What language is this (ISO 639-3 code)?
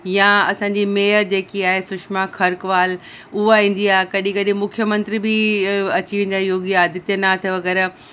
snd